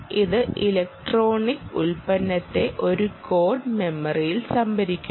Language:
Malayalam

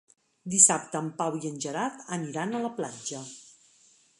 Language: Catalan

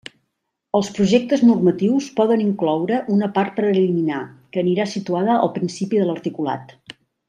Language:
Catalan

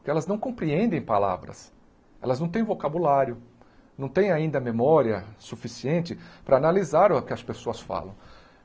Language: Portuguese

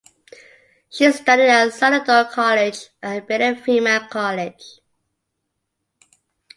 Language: English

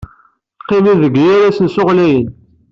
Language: Kabyle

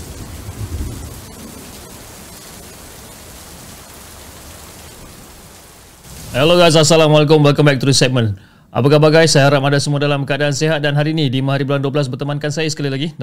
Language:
Malay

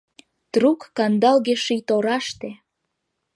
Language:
Mari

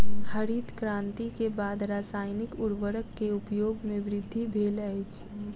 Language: Maithili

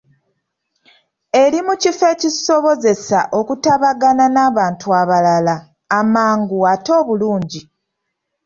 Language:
Ganda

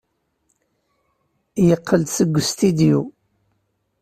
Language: Kabyle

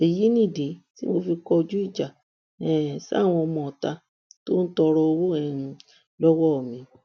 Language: Yoruba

